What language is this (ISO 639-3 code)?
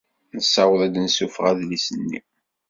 kab